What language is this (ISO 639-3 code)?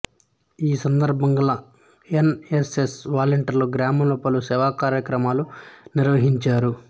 tel